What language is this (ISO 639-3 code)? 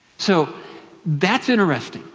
eng